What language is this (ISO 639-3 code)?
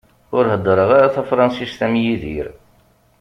kab